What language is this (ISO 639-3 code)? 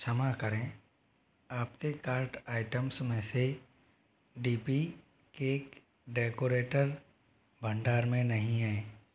hin